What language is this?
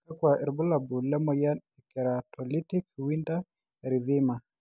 Masai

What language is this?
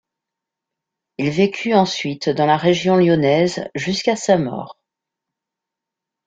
French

